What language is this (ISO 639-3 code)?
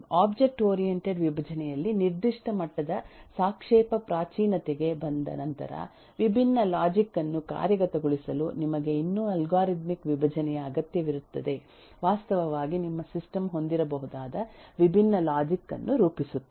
kan